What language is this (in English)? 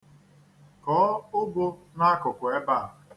Igbo